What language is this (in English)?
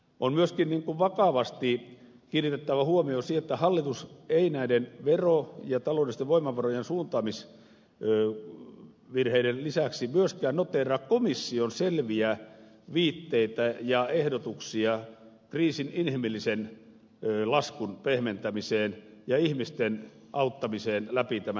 Finnish